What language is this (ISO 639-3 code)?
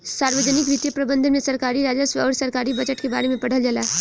bho